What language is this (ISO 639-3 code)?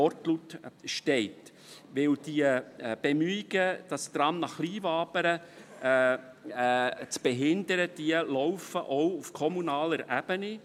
gsw